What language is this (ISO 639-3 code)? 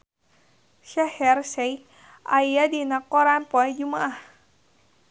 sun